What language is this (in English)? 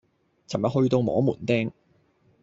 Cantonese